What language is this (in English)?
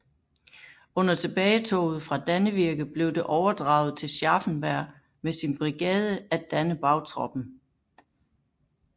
Danish